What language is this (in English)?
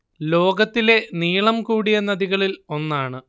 Malayalam